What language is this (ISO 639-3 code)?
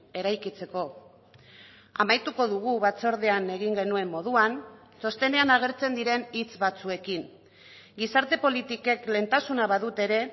eus